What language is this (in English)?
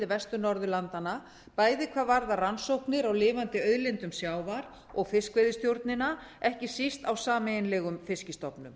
Icelandic